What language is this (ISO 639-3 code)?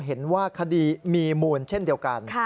tha